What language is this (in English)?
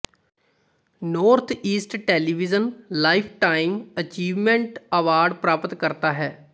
Punjabi